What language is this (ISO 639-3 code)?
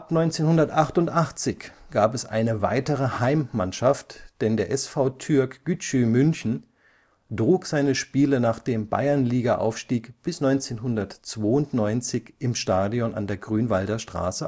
deu